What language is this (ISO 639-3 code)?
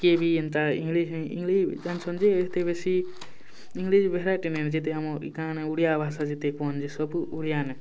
ori